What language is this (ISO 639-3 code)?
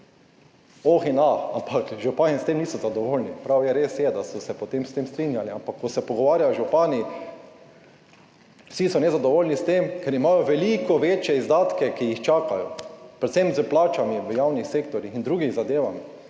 slv